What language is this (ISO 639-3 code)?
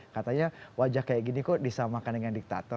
ind